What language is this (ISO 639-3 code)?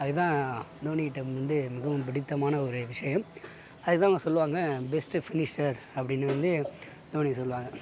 tam